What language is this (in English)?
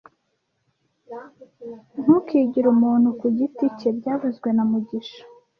Kinyarwanda